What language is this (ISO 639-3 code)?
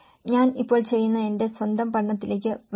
mal